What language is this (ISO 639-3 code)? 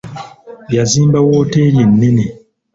lug